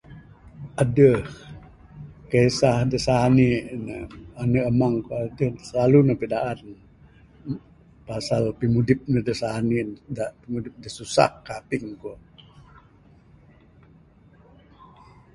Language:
Bukar-Sadung Bidayuh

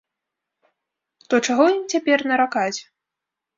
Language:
Belarusian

